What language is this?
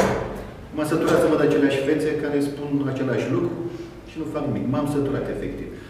Romanian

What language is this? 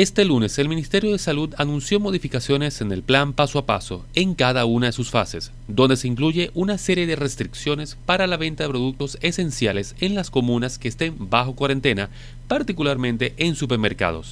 Spanish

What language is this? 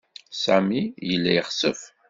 Kabyle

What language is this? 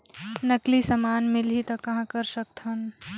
Chhattisgarhi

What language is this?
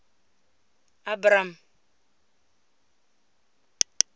Tswana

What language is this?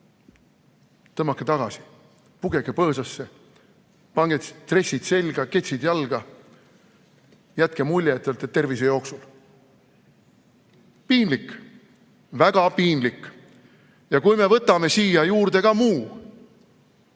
Estonian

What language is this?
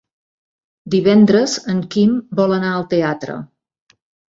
Catalan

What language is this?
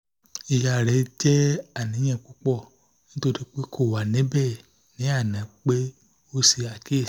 Yoruba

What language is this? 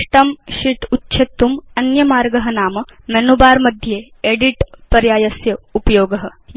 Sanskrit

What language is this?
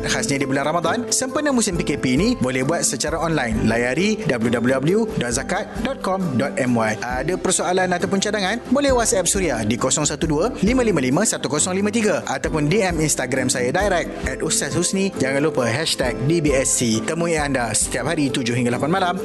Malay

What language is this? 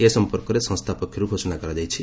Odia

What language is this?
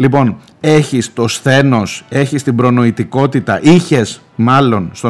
Greek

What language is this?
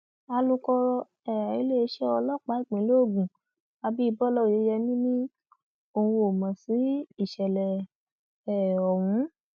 Yoruba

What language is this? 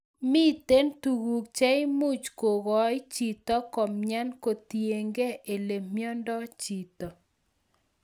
Kalenjin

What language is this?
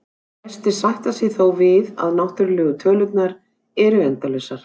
Icelandic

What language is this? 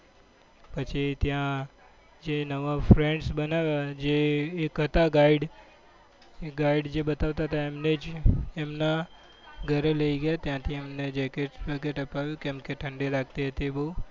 Gujarati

